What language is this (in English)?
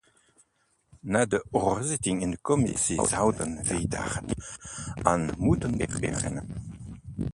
Dutch